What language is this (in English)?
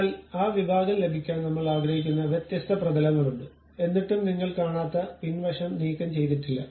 Malayalam